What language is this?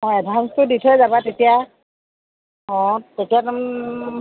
Assamese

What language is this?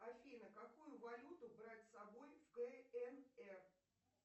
Russian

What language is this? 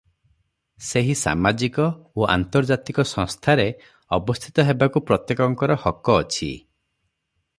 Odia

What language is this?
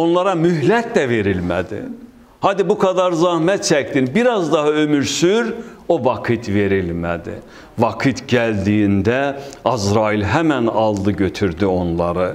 Turkish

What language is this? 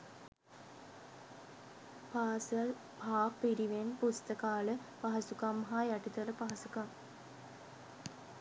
Sinhala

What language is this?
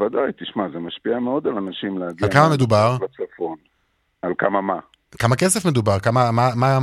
Hebrew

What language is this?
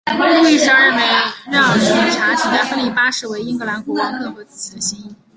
Chinese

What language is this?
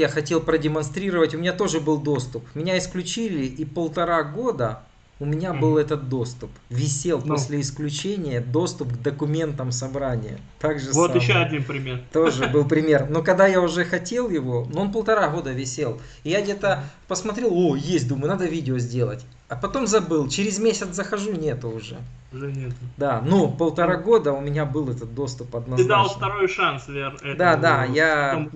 Russian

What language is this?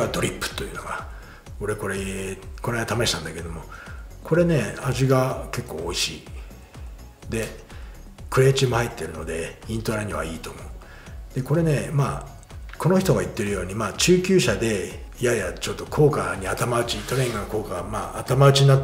Japanese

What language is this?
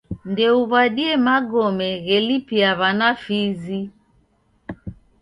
Taita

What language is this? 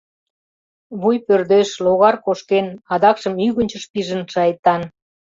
Mari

